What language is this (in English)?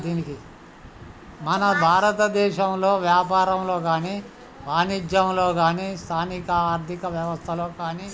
Telugu